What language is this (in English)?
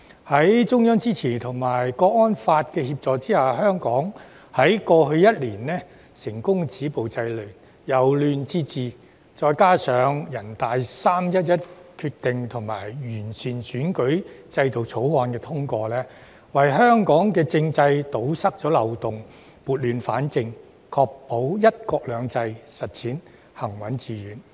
Cantonese